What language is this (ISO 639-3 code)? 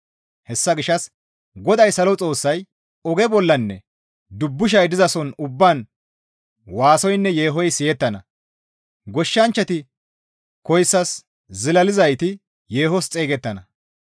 gmv